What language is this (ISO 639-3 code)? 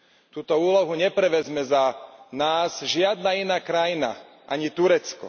slk